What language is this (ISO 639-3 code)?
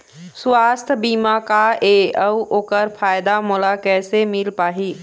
hne